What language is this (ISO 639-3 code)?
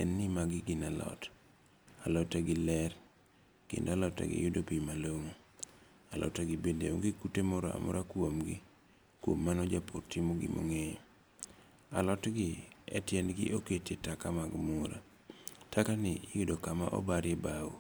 luo